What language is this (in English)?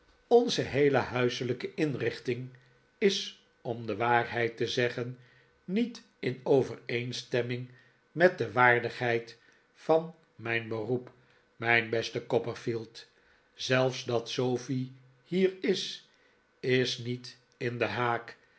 Dutch